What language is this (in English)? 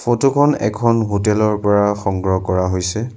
Assamese